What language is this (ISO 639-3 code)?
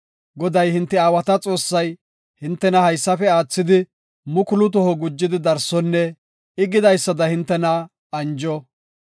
gof